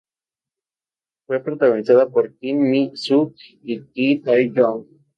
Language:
Spanish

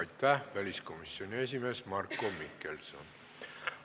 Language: Estonian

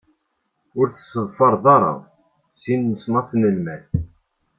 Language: Kabyle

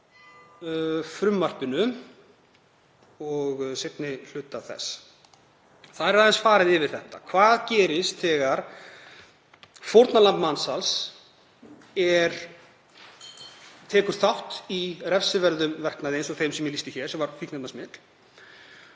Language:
Icelandic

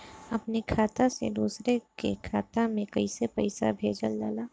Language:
Bhojpuri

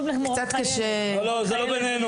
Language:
Hebrew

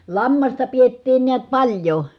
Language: Finnish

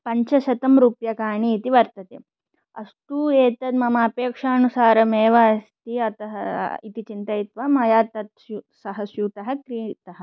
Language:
Sanskrit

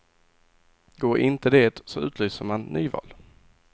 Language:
Swedish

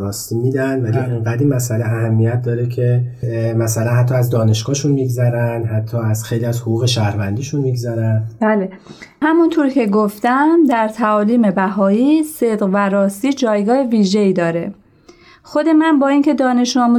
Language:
Persian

